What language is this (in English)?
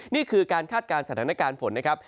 Thai